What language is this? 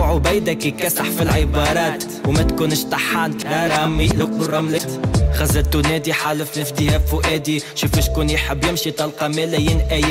Arabic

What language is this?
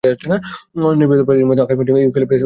Bangla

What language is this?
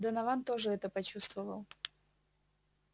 Russian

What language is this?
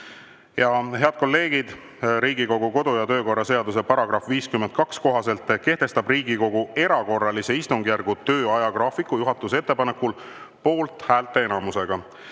Estonian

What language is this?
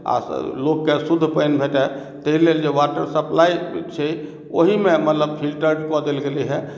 Maithili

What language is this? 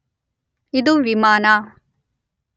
Kannada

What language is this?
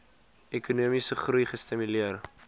Afrikaans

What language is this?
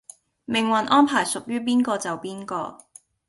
Cantonese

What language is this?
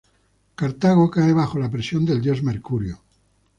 Spanish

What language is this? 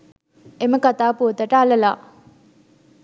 Sinhala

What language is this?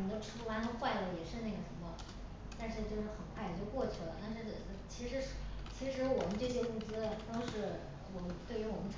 Chinese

